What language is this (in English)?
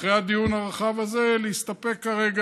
Hebrew